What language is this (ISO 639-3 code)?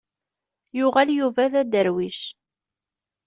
kab